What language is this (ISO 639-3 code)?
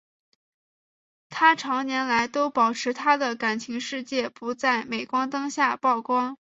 zho